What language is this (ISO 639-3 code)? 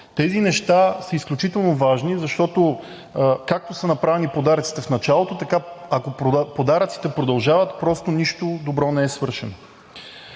bul